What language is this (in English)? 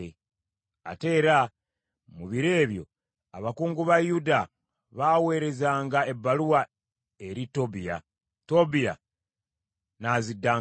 Ganda